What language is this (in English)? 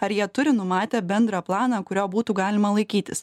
Lithuanian